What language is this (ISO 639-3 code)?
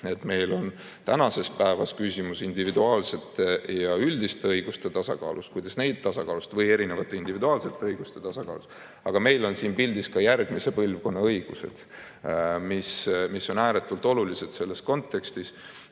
est